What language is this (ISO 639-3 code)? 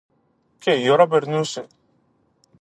ell